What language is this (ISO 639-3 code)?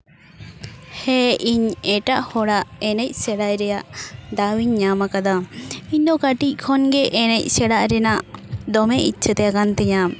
sat